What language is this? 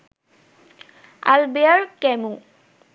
Bangla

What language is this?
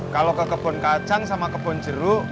Indonesian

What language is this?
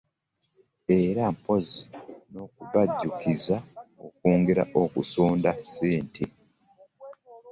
Ganda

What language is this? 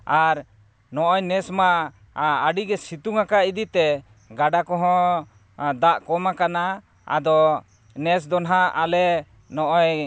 Santali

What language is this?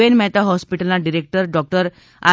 Gujarati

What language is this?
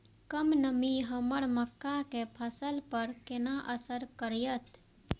Maithili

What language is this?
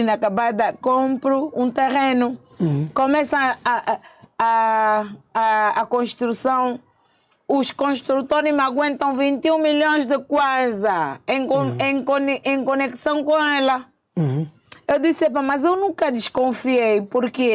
Portuguese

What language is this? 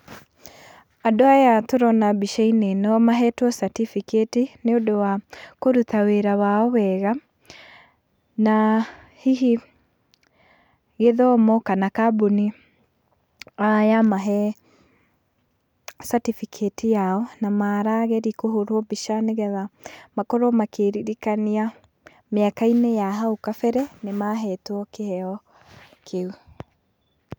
Kikuyu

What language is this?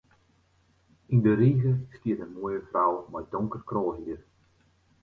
Western Frisian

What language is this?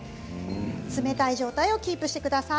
Japanese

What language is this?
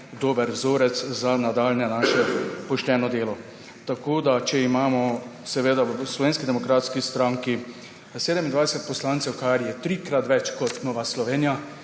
Slovenian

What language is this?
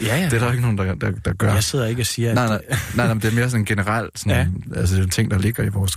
Danish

